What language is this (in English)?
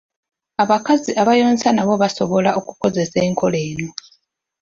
Ganda